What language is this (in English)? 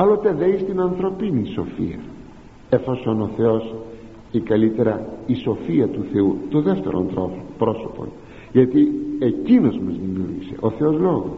Greek